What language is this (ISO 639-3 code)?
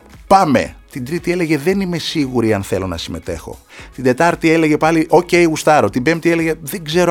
ell